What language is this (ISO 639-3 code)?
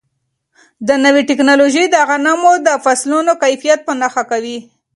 pus